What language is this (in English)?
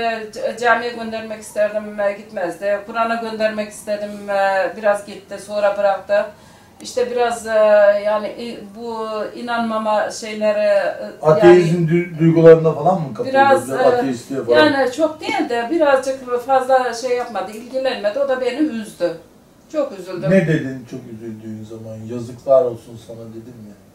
Turkish